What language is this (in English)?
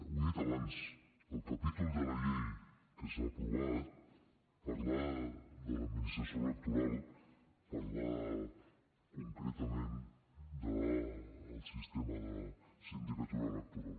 Catalan